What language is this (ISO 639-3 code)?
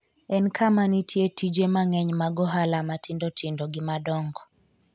luo